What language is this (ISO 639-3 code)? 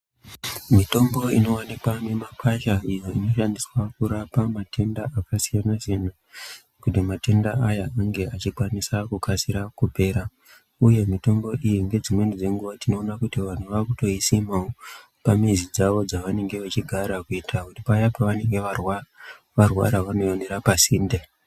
ndc